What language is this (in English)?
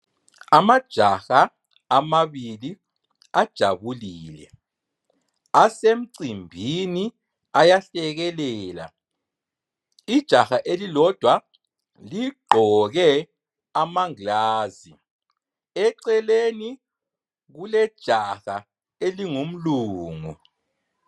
North Ndebele